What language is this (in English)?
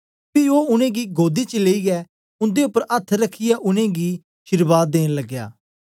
Dogri